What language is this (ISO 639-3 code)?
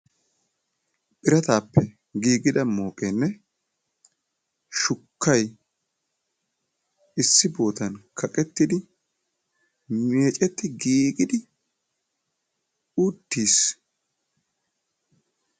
wal